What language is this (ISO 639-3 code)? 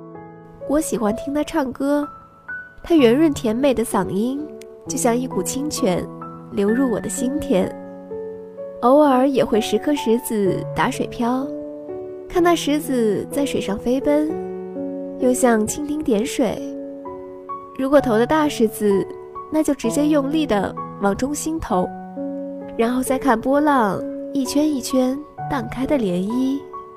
zho